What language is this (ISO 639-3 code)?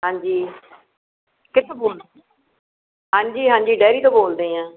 pan